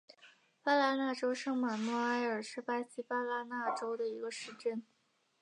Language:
Chinese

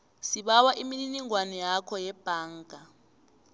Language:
South Ndebele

